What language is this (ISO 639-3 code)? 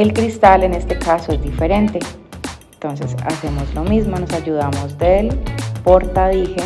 spa